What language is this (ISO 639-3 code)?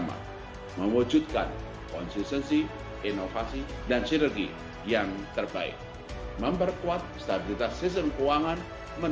ind